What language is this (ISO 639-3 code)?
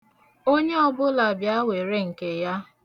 ibo